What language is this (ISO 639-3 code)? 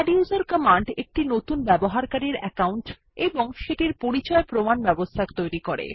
ben